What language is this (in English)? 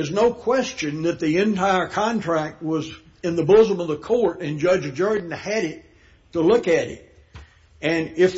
English